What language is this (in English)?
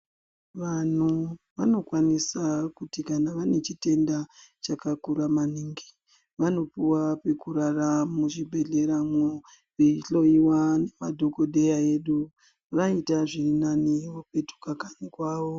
Ndau